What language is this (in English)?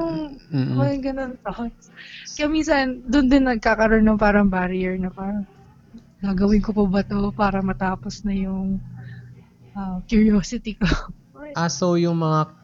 Filipino